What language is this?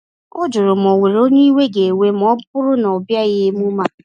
Igbo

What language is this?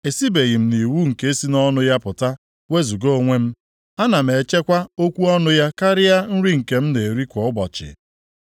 Igbo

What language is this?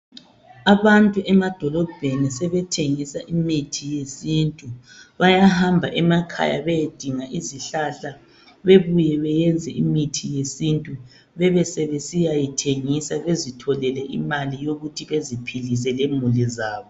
North Ndebele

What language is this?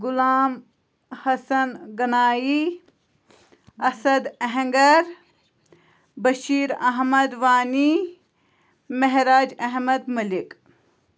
Kashmiri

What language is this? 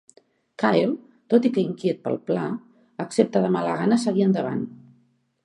Catalan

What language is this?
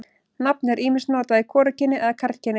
Icelandic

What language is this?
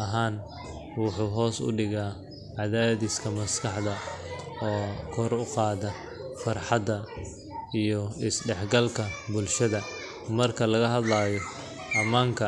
Somali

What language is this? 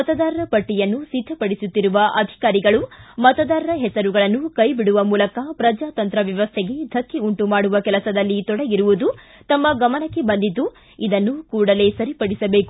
Kannada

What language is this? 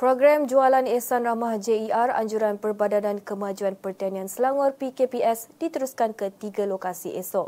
Malay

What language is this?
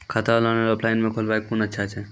Maithili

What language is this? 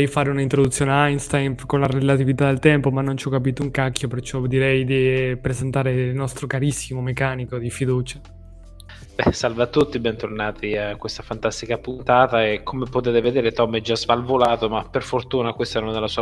Italian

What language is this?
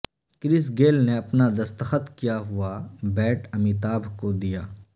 Urdu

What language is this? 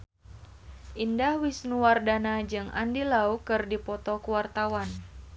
Sundanese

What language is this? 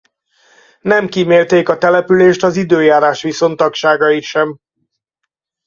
Hungarian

